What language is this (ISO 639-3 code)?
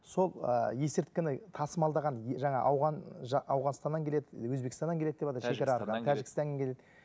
kaz